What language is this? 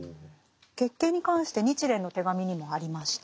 Japanese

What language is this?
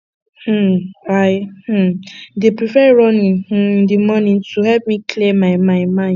Nigerian Pidgin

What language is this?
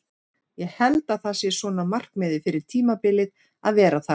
Icelandic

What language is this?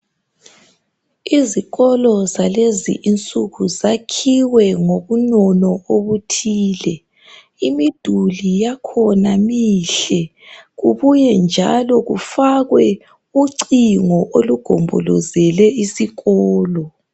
North Ndebele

